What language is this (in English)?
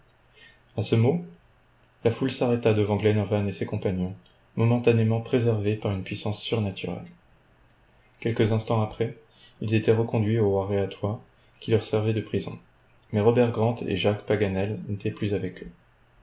French